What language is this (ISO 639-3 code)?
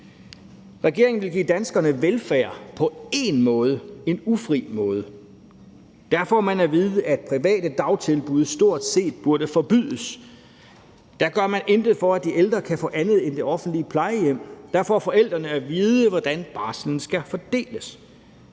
dan